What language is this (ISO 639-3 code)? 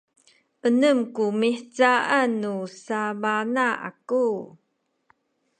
szy